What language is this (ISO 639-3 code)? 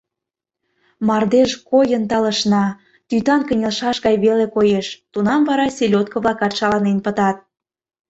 chm